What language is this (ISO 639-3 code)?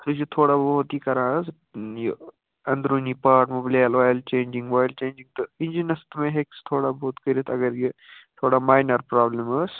kas